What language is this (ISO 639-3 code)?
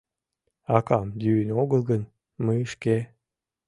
chm